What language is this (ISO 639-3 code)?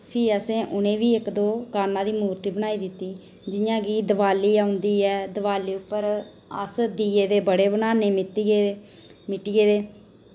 doi